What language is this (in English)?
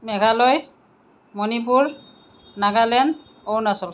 Assamese